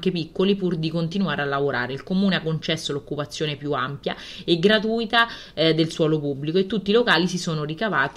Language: Italian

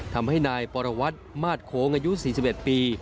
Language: Thai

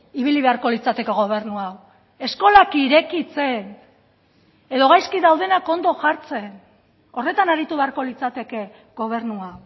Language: Basque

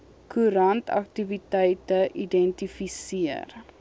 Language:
Afrikaans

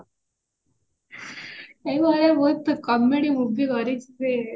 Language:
Odia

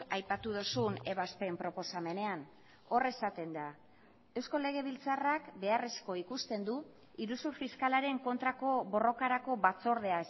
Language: Basque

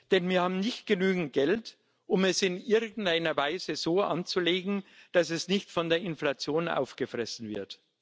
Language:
German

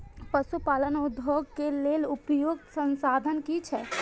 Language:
Maithili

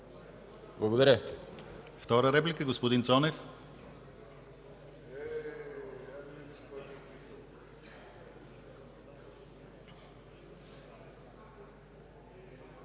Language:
Bulgarian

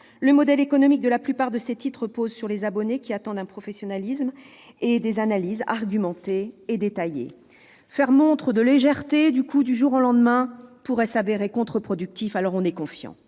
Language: French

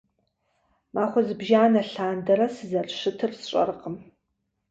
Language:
Kabardian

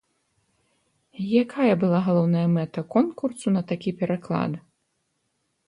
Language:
Belarusian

